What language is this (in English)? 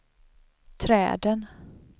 Swedish